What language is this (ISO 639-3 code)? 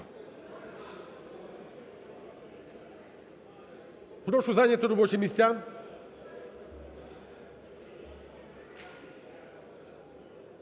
ukr